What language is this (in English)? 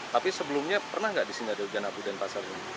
Indonesian